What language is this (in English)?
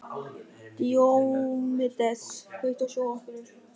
Icelandic